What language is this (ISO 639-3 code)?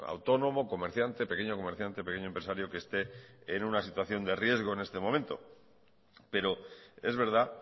spa